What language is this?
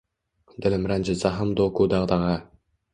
Uzbek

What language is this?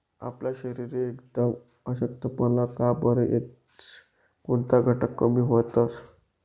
Marathi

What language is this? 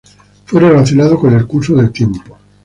Spanish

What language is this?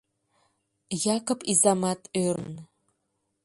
Mari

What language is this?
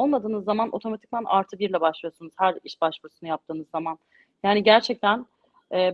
Turkish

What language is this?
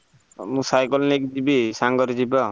Odia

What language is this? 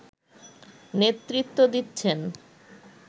Bangla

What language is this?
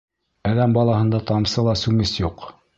Bashkir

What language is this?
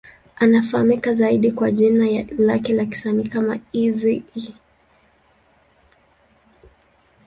Swahili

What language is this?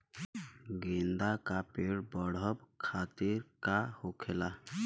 Bhojpuri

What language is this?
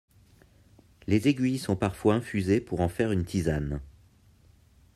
French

